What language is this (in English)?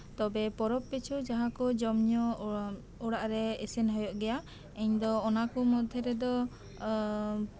Santali